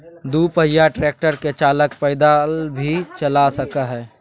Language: Magahi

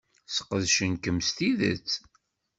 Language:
Kabyle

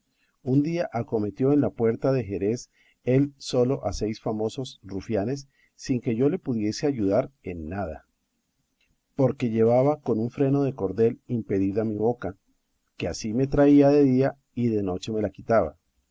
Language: Spanish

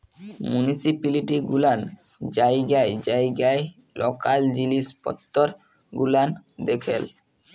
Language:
Bangla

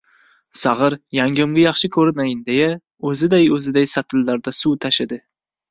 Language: Uzbek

